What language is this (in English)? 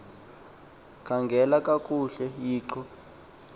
Xhosa